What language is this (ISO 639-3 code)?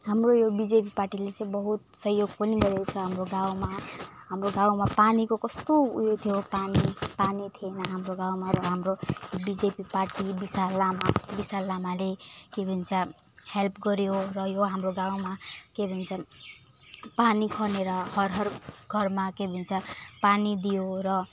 nep